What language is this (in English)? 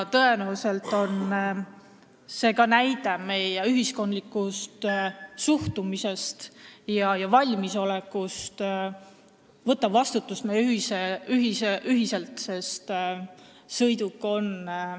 Estonian